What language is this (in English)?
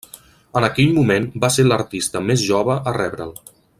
Catalan